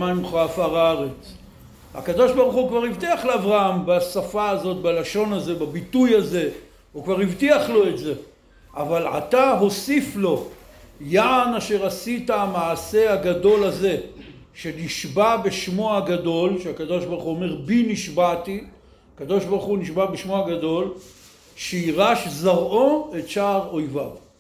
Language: Hebrew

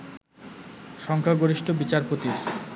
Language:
Bangla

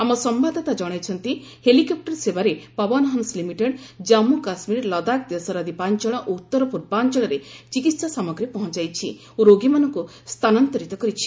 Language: Odia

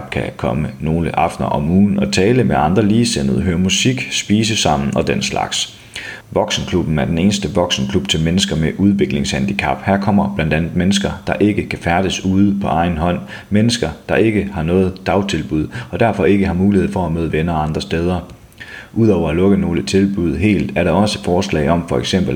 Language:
Danish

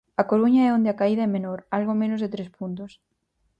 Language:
Galician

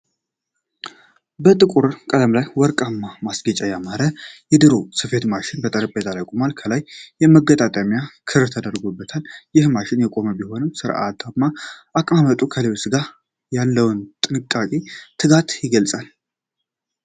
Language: Amharic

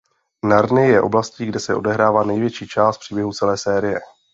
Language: Czech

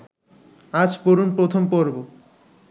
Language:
Bangla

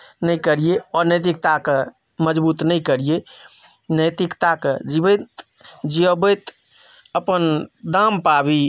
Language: Maithili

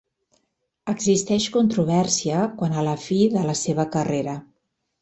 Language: Catalan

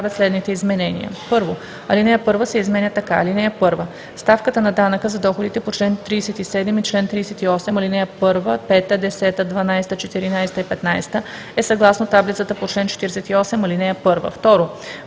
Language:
Bulgarian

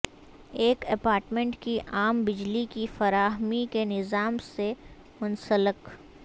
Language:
Urdu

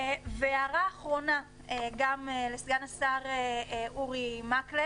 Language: Hebrew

